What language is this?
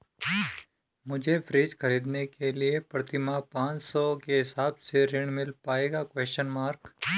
Hindi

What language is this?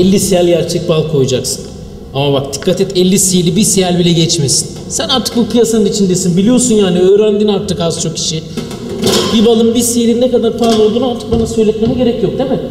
Turkish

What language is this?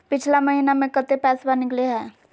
Magahi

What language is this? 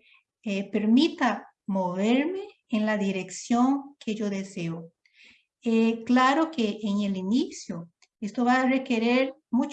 Spanish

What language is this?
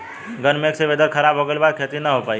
Bhojpuri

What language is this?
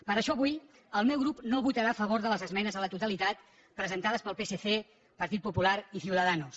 Catalan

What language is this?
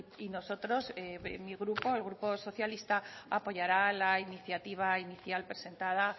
Spanish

